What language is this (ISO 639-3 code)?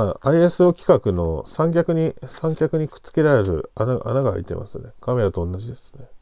jpn